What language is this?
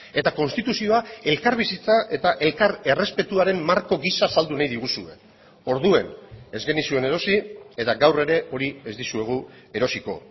Basque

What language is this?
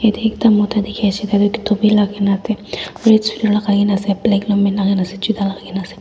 Naga Pidgin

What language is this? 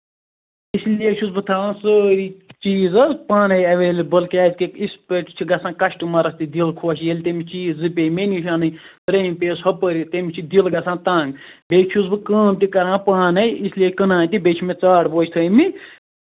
Kashmiri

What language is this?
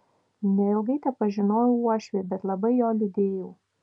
Lithuanian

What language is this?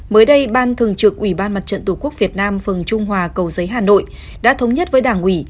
Vietnamese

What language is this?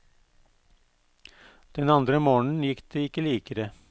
Norwegian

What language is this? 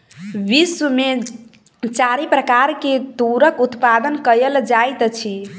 Maithili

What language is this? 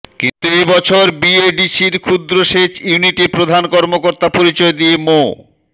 Bangla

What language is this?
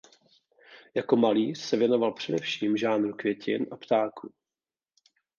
Czech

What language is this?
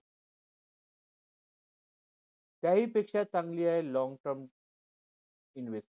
Marathi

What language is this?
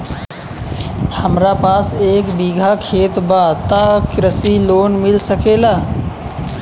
Bhojpuri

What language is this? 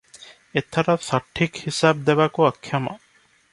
Odia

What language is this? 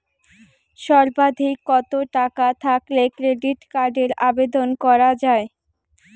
Bangla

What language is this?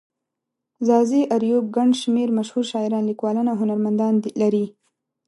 Pashto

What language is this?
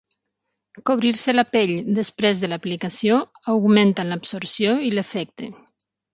Catalan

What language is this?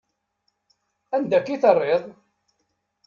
Kabyle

